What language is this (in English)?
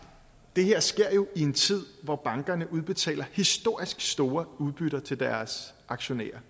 Danish